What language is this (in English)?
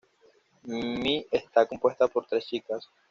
Spanish